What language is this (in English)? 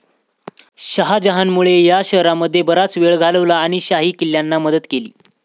Marathi